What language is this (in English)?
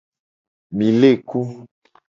Gen